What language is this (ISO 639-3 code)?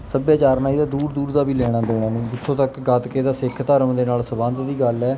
pan